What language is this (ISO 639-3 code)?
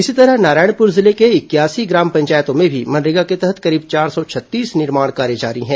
hin